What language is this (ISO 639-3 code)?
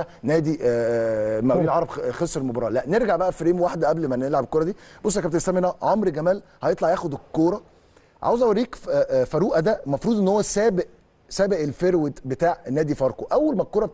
ara